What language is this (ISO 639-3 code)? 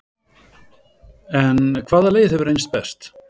isl